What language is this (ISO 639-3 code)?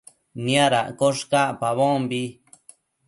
mcf